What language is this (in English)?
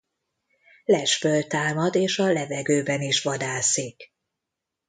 Hungarian